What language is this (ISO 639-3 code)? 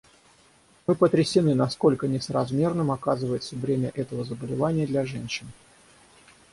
rus